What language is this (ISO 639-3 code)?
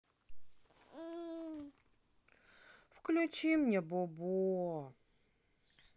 rus